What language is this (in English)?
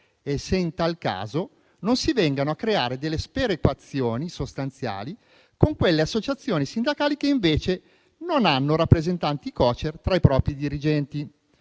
Italian